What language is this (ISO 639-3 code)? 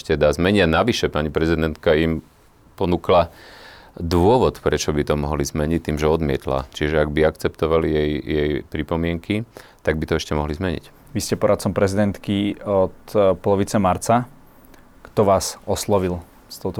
slk